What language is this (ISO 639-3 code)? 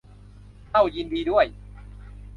tha